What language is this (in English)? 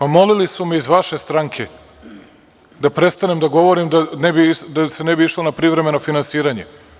Serbian